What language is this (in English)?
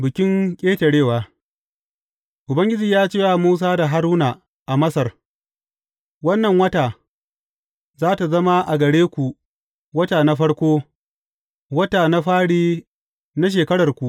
Hausa